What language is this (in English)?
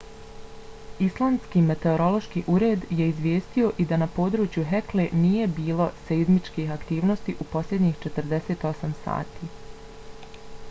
Bosnian